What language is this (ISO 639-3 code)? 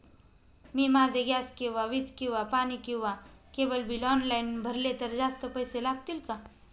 mar